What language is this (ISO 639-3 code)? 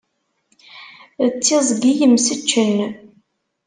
kab